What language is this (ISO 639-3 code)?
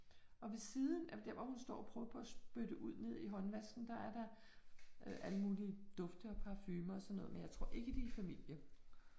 dan